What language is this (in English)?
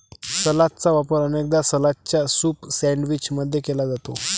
Marathi